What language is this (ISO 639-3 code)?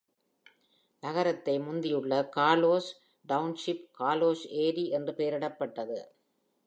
tam